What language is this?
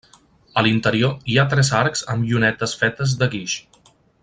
Catalan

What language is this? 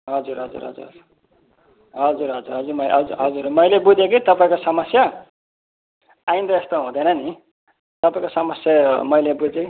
Nepali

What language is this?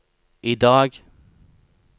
Norwegian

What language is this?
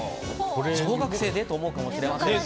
Japanese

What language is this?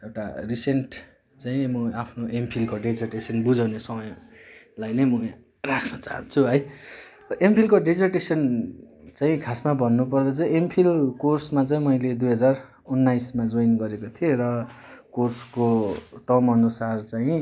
Nepali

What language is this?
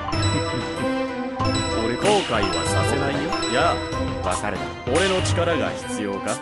Japanese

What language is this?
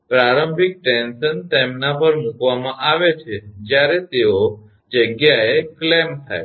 Gujarati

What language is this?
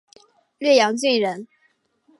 Chinese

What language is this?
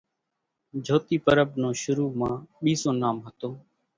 Kachi Koli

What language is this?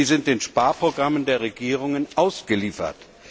German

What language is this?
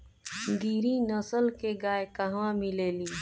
Bhojpuri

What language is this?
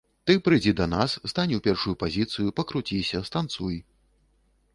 Belarusian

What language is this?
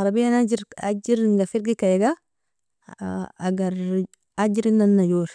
Nobiin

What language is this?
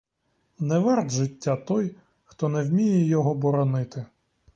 Ukrainian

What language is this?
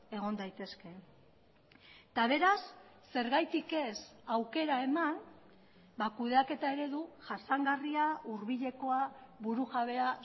Basque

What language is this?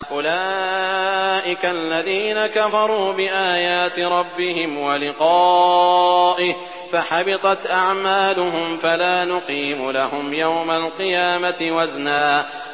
Arabic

